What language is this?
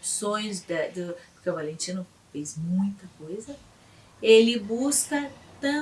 Portuguese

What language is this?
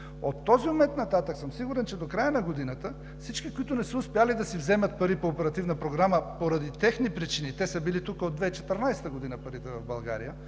Bulgarian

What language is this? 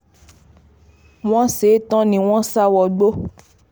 Yoruba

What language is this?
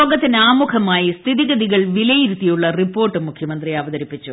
Malayalam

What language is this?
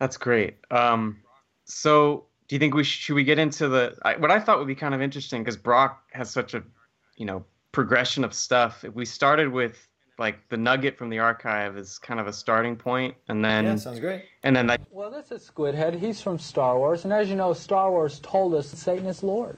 English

